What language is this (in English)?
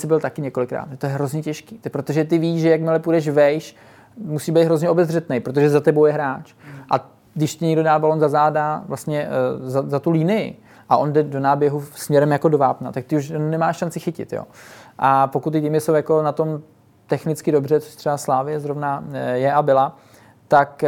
Czech